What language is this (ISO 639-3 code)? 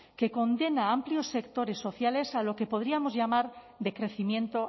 spa